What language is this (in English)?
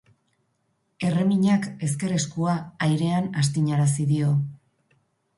Basque